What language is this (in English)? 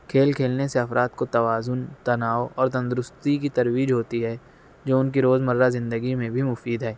Urdu